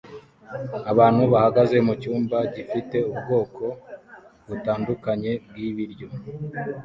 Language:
Kinyarwanda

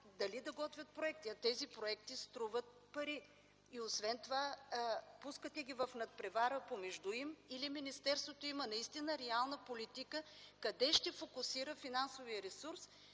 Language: Bulgarian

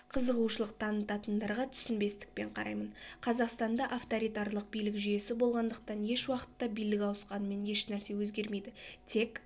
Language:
Kazakh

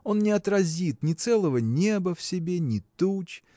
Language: Russian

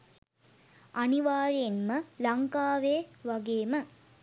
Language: Sinhala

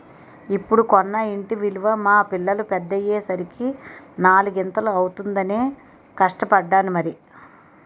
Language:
Telugu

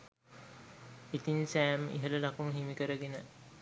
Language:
Sinhala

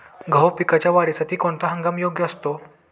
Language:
Marathi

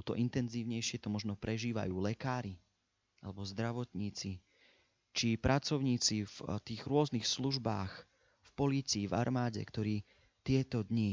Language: Slovak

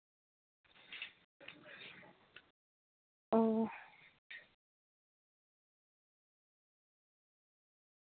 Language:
Santali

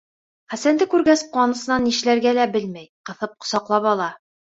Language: Bashkir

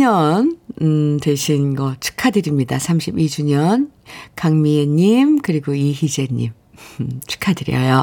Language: Korean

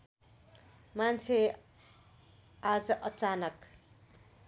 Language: Nepali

